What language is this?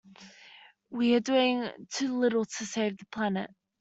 English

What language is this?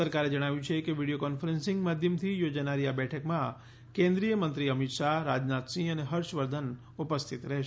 Gujarati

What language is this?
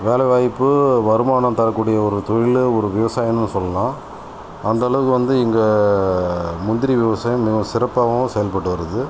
Tamil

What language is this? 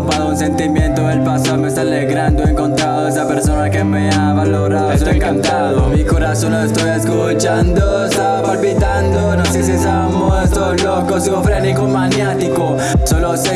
French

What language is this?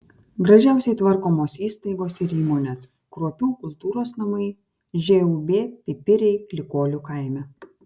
Lithuanian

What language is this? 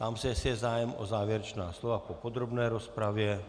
Czech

